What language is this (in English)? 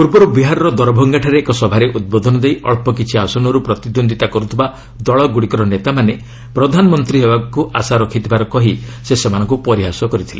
Odia